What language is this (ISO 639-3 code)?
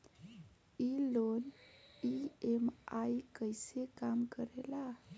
bho